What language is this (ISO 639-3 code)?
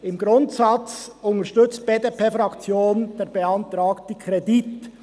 gsw